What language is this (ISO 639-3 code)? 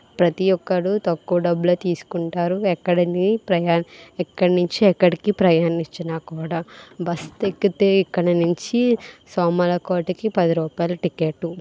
tel